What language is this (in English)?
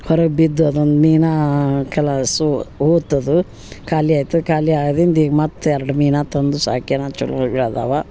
Kannada